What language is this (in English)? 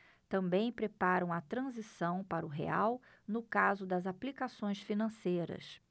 Portuguese